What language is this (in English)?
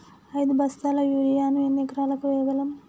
Telugu